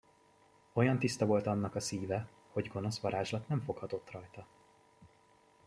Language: Hungarian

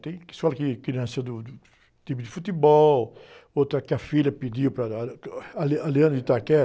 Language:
Portuguese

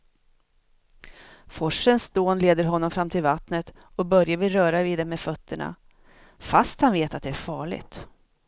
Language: Swedish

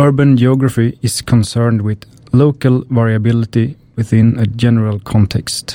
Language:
Swedish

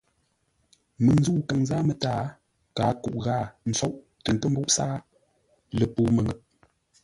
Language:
Ngombale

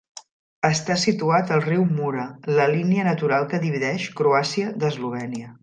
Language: Catalan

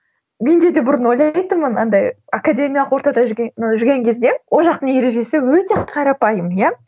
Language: Kazakh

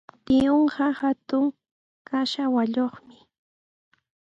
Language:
Sihuas Ancash Quechua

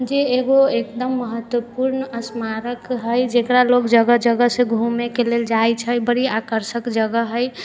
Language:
Maithili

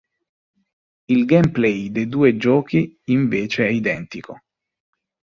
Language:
Italian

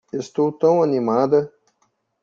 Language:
Portuguese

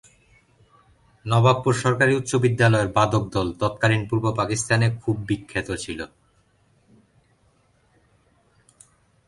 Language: Bangla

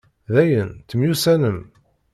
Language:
Kabyle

